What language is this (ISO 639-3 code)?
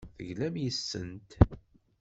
kab